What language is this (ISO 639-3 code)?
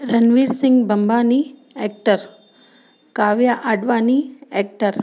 snd